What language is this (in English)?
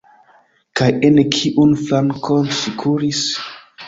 Esperanto